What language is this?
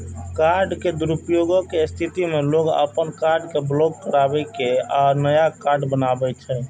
Maithili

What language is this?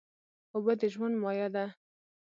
Pashto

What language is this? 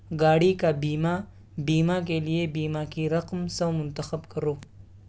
Urdu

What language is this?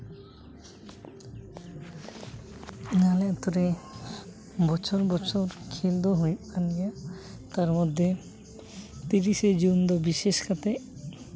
Santali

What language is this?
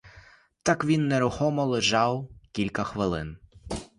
Ukrainian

